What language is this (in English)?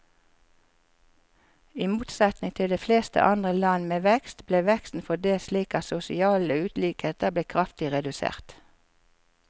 Norwegian